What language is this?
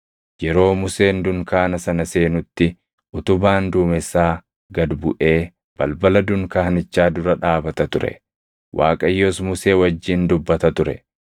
Oromo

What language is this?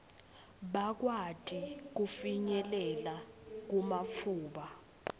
Swati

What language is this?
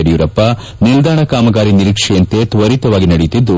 Kannada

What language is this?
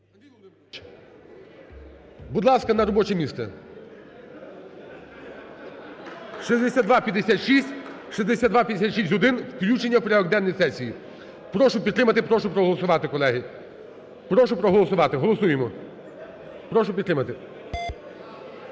Ukrainian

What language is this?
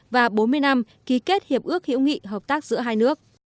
Vietnamese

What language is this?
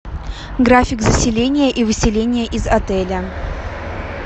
Russian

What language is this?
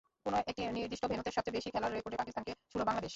Bangla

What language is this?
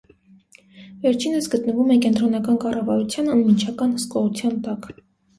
Armenian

